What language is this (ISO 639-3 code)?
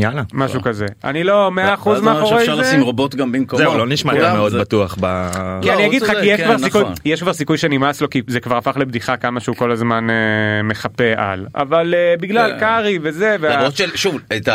heb